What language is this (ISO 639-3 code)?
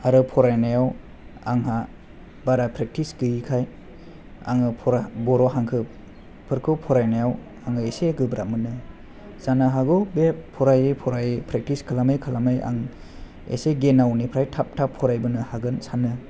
brx